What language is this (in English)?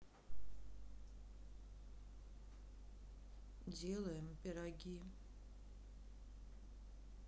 Russian